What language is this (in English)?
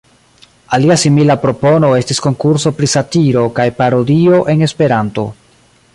Esperanto